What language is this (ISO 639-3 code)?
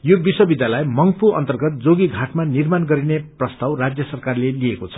nep